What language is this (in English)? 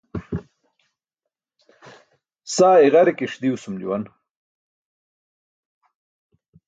Burushaski